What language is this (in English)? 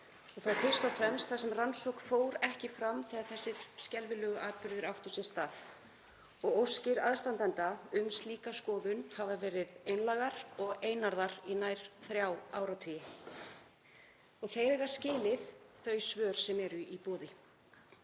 Icelandic